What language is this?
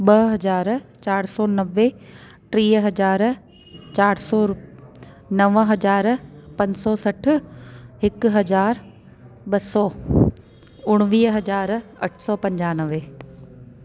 Sindhi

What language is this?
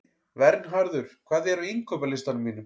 Icelandic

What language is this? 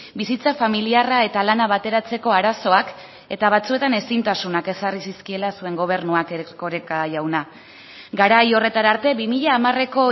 Basque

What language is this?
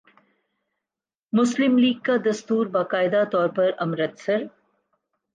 Urdu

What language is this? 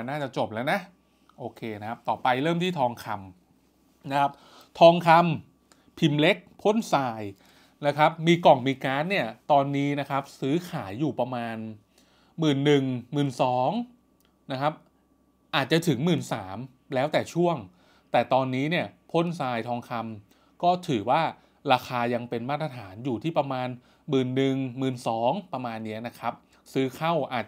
Thai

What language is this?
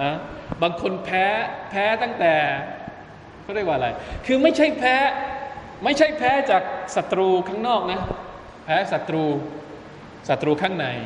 Thai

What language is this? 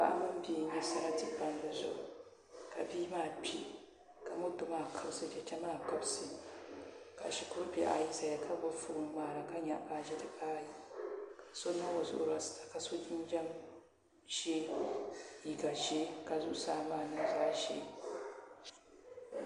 Dagbani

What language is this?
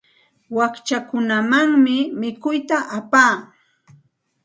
Santa Ana de Tusi Pasco Quechua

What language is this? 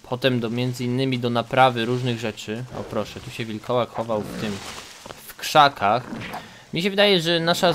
Polish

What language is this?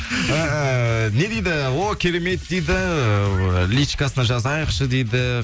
Kazakh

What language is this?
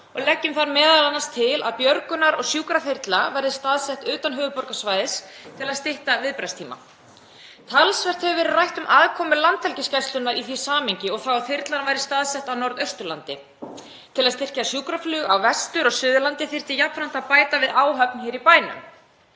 Icelandic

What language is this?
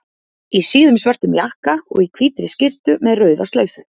Icelandic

